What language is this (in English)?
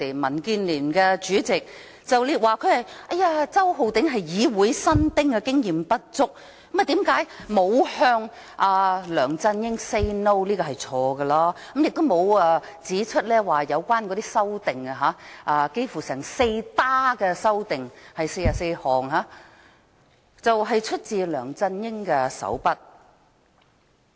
Cantonese